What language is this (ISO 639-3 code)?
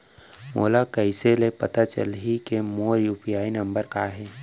hne